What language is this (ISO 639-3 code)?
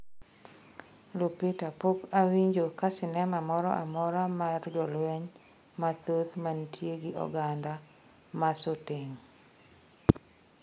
luo